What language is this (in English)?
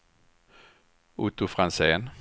Swedish